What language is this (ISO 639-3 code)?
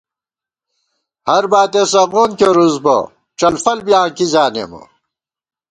gwt